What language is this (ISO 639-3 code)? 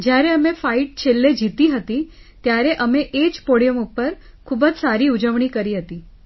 guj